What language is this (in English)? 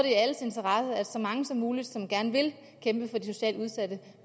Danish